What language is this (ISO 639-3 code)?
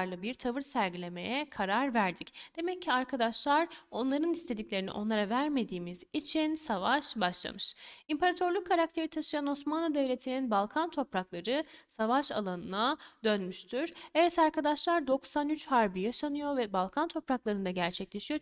tur